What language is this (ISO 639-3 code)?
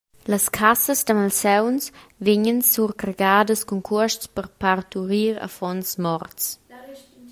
roh